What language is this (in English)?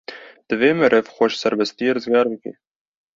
Kurdish